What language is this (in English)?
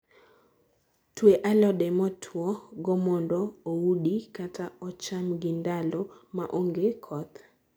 Luo (Kenya and Tanzania)